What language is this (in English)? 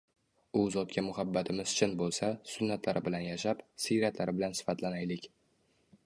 Uzbek